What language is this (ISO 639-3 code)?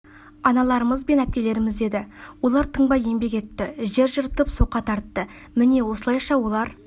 kaz